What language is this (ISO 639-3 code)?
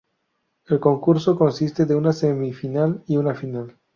spa